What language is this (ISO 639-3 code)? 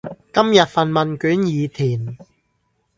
yue